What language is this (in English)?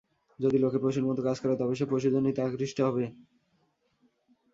Bangla